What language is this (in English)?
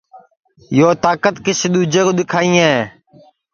Sansi